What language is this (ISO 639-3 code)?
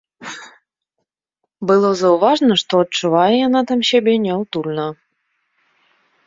bel